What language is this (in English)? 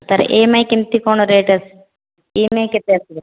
Odia